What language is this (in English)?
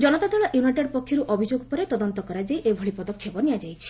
Odia